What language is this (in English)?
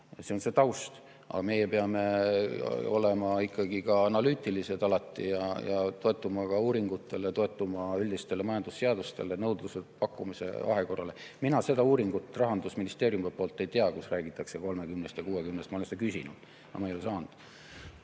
Estonian